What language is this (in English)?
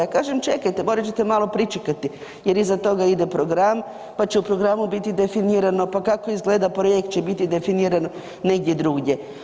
Croatian